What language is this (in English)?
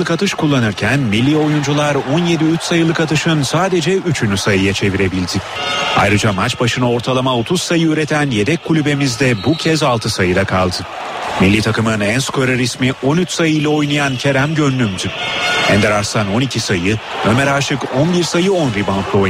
Turkish